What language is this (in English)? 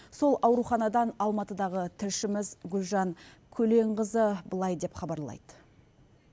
Kazakh